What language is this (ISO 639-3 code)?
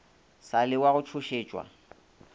nso